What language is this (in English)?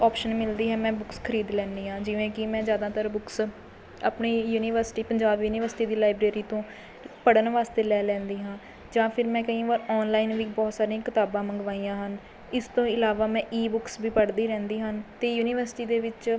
Punjabi